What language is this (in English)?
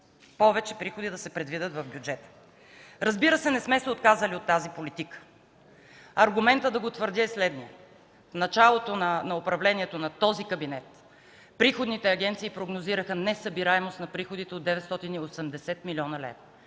Bulgarian